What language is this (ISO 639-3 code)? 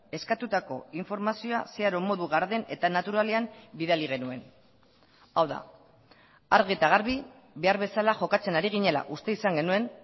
eus